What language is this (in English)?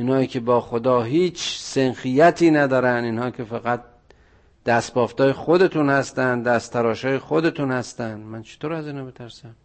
Persian